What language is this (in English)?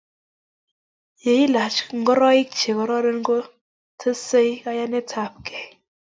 Kalenjin